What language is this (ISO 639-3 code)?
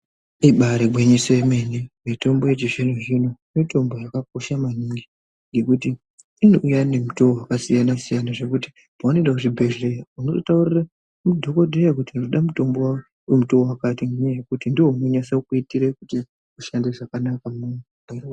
ndc